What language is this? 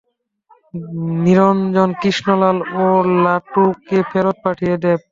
Bangla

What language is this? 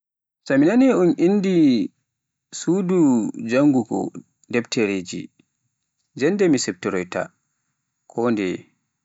Pular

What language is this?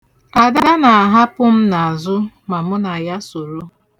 Igbo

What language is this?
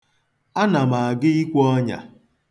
Igbo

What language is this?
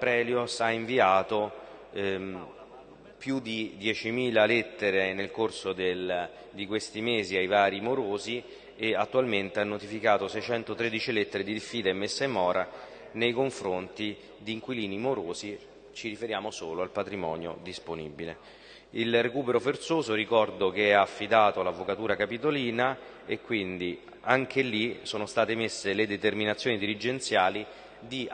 Italian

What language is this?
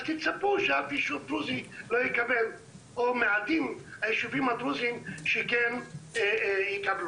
Hebrew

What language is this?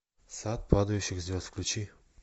Russian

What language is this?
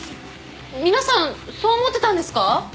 Japanese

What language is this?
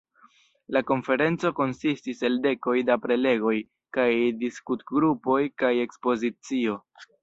Esperanto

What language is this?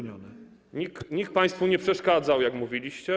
Polish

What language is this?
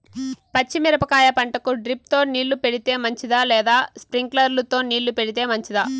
Telugu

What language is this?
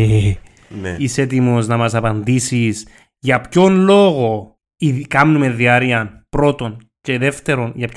Greek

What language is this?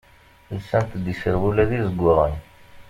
Kabyle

